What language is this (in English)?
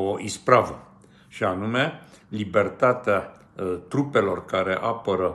Romanian